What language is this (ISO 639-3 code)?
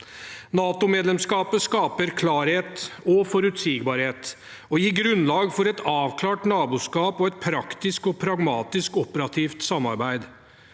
nor